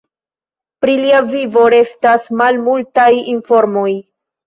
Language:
Esperanto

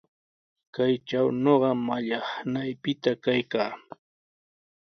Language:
Sihuas Ancash Quechua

